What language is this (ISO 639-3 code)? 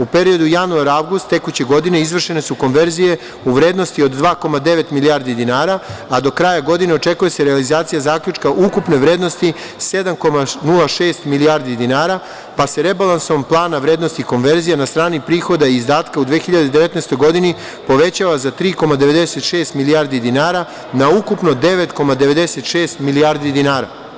srp